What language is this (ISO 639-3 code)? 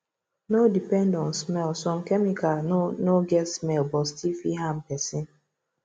pcm